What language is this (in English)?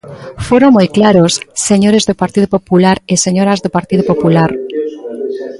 Galician